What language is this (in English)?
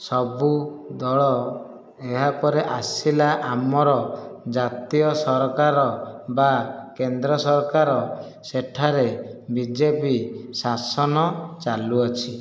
Odia